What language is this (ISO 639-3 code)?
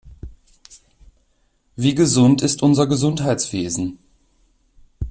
deu